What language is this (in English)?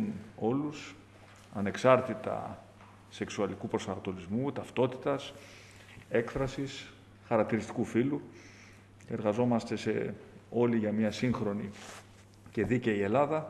Greek